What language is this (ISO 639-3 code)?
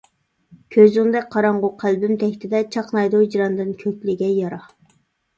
uig